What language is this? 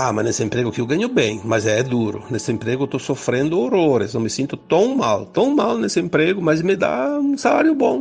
Portuguese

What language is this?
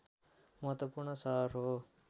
Nepali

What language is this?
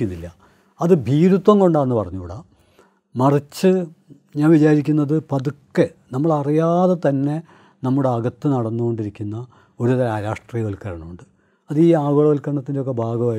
Malayalam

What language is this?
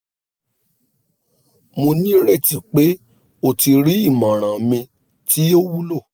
Yoruba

